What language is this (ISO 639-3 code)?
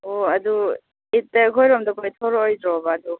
mni